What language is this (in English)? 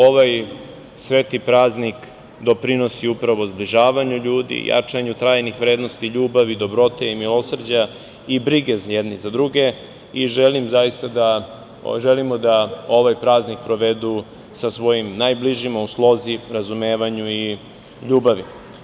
Serbian